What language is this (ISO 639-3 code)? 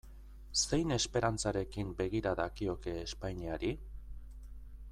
eus